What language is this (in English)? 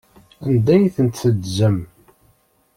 Kabyle